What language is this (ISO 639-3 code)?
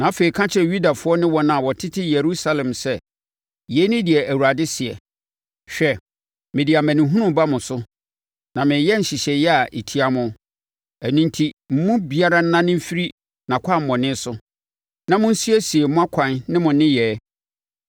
aka